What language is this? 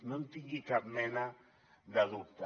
Catalan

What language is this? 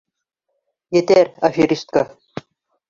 Bashkir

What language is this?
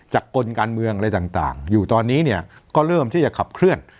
Thai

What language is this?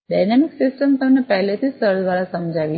Gujarati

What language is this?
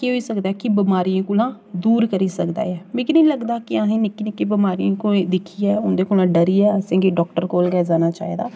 Dogri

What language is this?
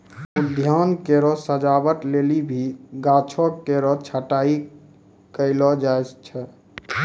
Maithili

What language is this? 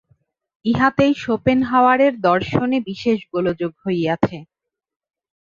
Bangla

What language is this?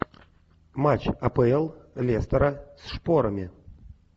Russian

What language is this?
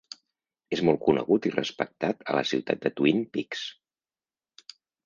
Catalan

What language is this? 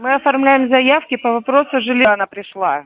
Russian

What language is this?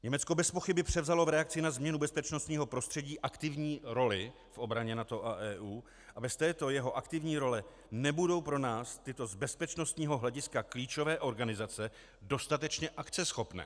Czech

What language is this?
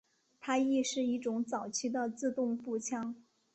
Chinese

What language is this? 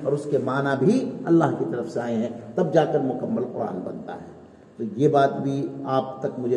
Urdu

